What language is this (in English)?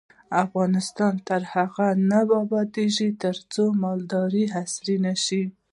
Pashto